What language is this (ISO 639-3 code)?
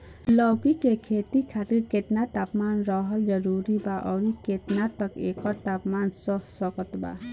bho